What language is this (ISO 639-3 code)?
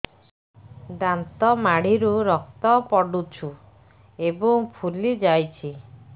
ori